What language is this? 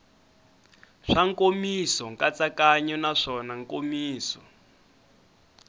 Tsonga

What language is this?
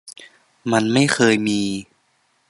Thai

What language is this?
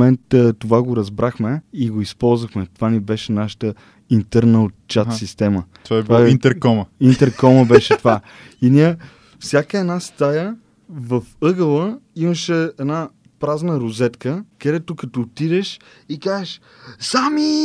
Bulgarian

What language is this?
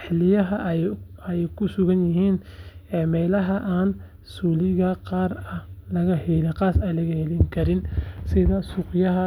Somali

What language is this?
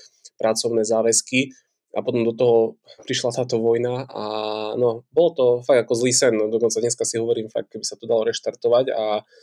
Slovak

